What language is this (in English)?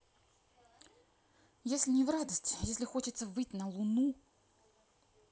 Russian